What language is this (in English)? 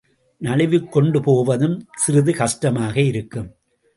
Tamil